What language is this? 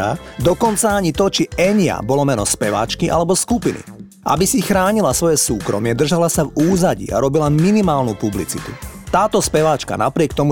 Slovak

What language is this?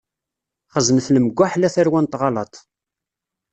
Kabyle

